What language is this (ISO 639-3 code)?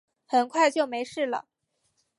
zho